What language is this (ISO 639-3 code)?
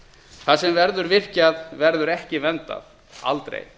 isl